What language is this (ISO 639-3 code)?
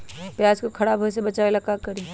mag